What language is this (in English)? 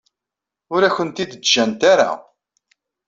Kabyle